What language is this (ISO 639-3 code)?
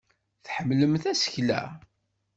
kab